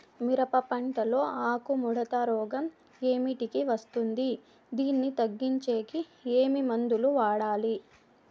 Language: Telugu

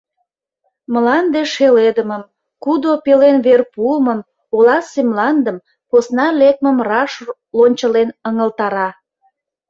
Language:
Mari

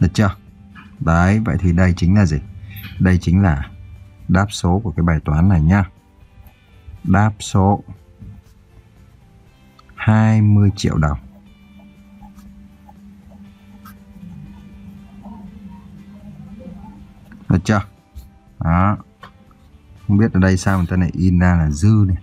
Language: Vietnamese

